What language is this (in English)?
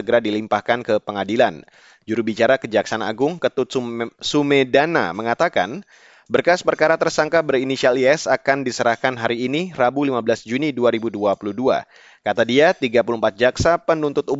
Indonesian